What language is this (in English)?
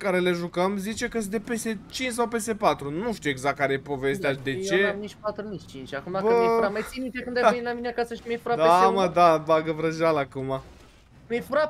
Romanian